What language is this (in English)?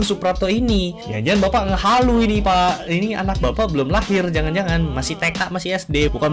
Indonesian